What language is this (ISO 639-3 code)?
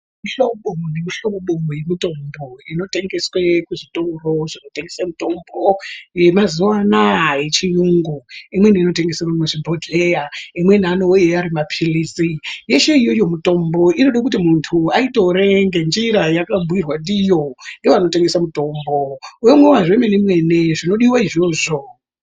ndc